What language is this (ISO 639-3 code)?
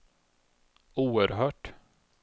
swe